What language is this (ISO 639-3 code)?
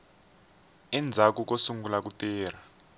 tso